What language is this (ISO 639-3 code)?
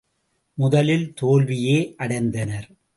tam